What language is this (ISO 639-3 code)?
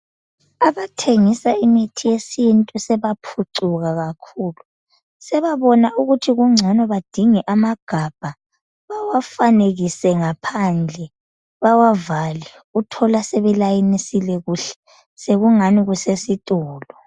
nde